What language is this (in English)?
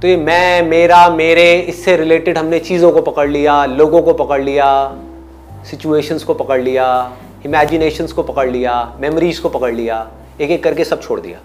Hindi